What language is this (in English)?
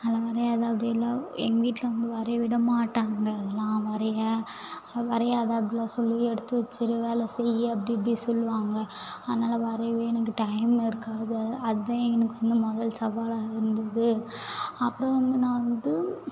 Tamil